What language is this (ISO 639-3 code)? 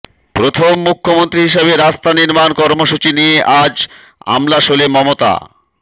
ben